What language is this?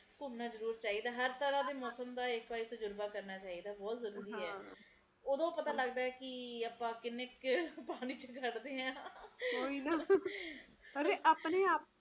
Punjabi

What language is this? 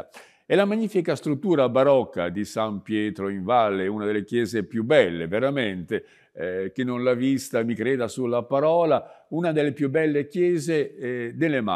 Italian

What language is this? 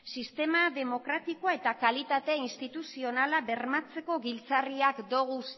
Basque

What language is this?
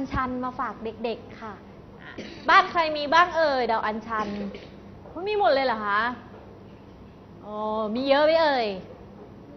Thai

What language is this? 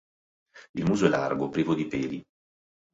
Italian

